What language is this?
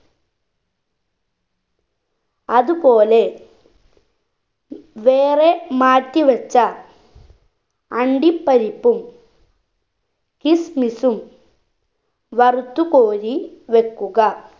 Malayalam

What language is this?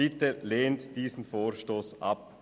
Swiss German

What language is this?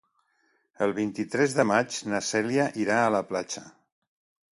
Catalan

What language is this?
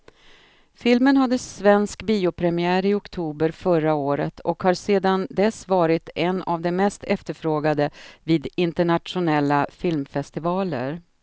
Swedish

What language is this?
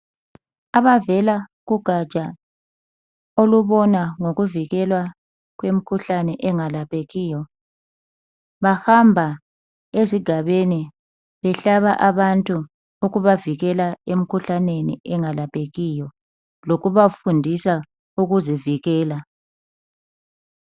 North Ndebele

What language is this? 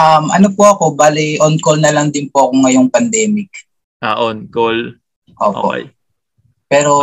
Filipino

